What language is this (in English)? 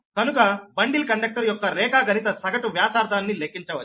Telugu